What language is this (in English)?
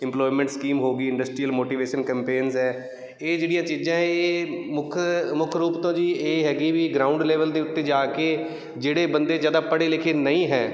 Punjabi